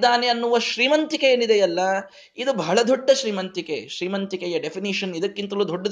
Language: Kannada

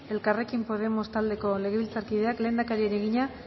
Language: Basque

